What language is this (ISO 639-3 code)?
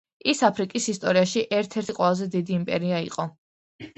kat